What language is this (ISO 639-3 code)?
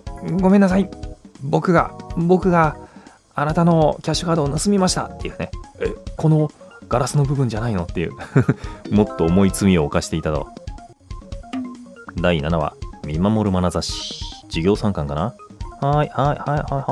jpn